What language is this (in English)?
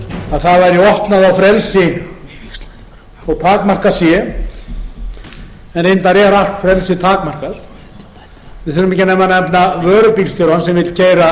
Icelandic